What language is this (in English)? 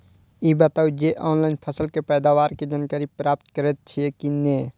Maithili